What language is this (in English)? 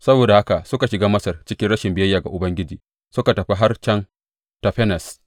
Hausa